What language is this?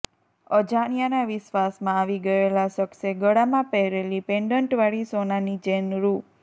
Gujarati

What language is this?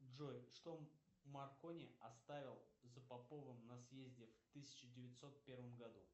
Russian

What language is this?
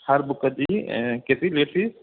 Sindhi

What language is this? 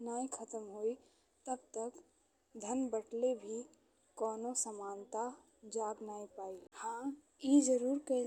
Bhojpuri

